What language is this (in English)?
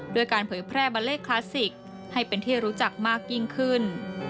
Thai